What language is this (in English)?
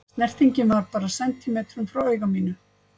Icelandic